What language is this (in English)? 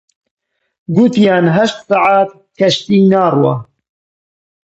Central Kurdish